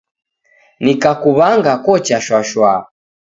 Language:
Taita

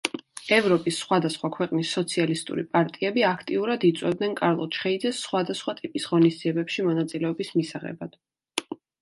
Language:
Georgian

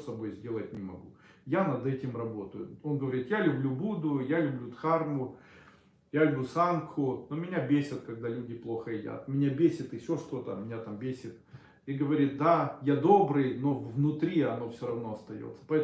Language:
Russian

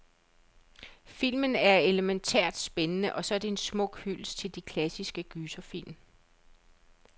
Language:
Danish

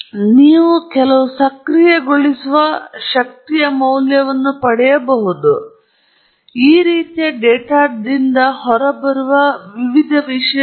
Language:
Kannada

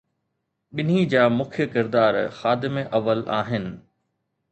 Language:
Sindhi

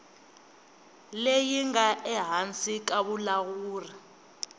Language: Tsonga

